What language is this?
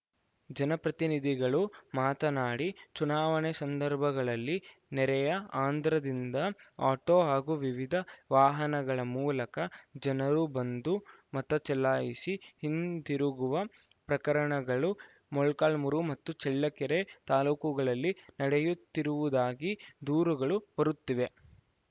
Kannada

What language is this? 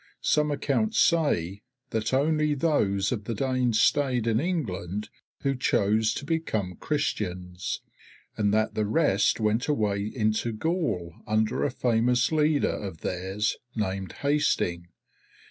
English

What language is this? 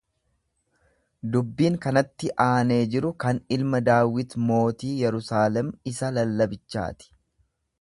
Oromo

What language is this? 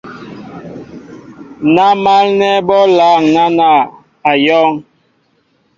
Mbo (Cameroon)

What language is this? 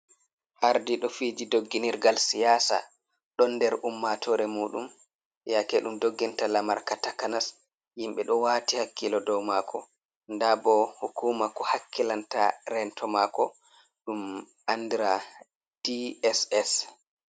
Fula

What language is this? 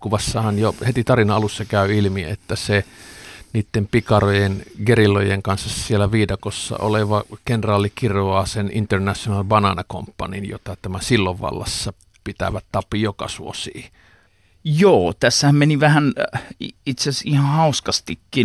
Finnish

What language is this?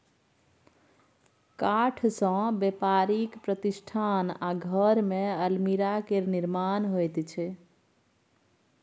Maithili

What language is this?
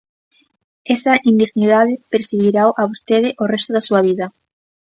Galician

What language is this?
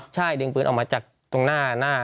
Thai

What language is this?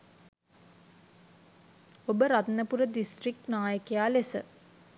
Sinhala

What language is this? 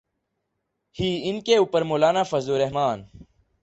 Urdu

